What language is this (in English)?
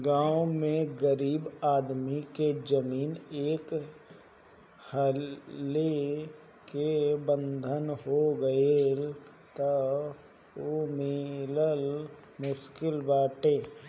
Bhojpuri